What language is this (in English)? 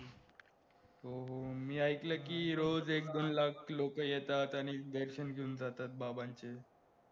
Marathi